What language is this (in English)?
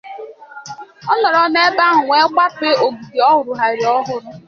Igbo